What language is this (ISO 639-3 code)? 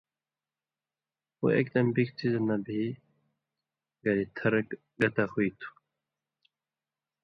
mvy